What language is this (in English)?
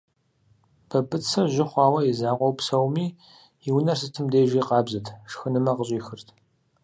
Kabardian